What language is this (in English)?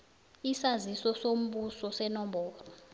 South Ndebele